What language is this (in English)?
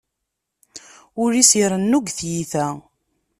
Kabyle